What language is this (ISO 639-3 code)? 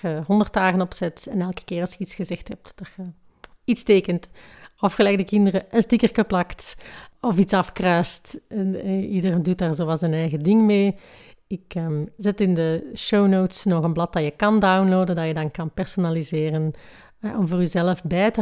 nld